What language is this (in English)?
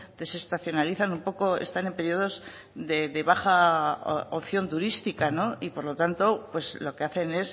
Spanish